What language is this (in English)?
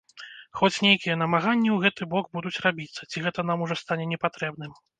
Belarusian